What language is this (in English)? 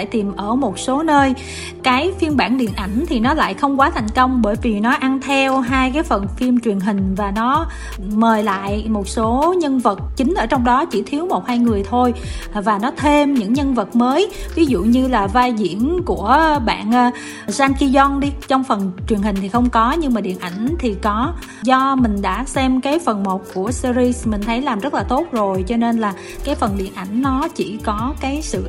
Vietnamese